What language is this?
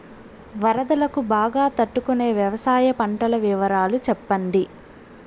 Telugu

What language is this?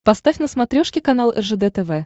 Russian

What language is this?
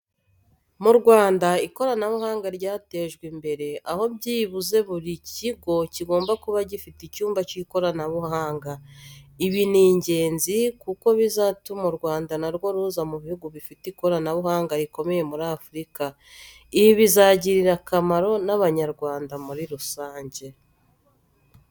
Kinyarwanda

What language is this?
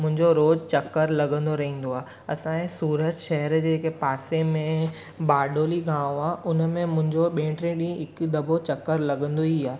Sindhi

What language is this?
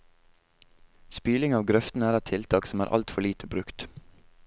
Norwegian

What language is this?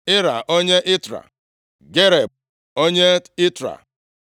Igbo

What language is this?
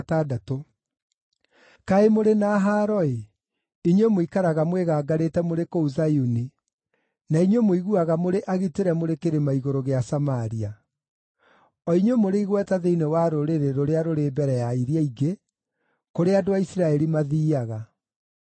Kikuyu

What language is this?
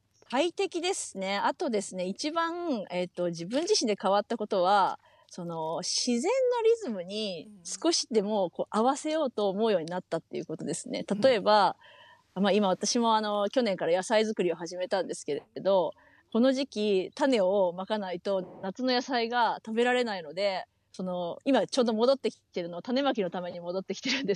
Japanese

